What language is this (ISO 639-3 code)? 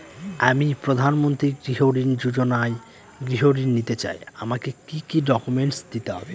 ben